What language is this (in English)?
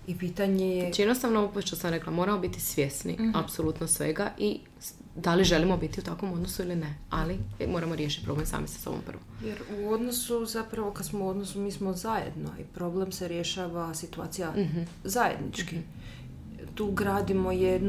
Croatian